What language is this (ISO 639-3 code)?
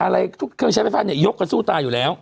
tha